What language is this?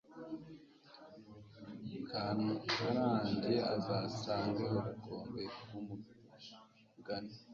Kinyarwanda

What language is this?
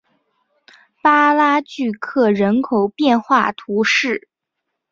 Chinese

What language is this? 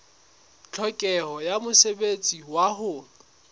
Southern Sotho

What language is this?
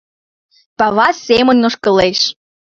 Mari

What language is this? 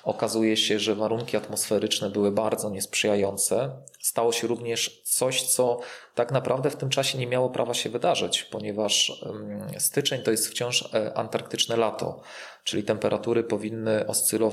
Polish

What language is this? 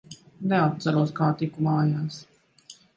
Latvian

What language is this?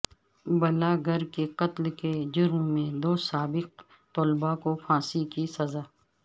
Urdu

